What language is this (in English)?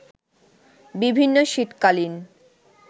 Bangla